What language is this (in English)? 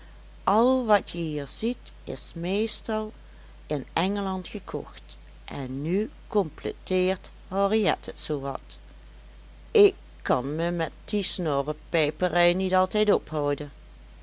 Dutch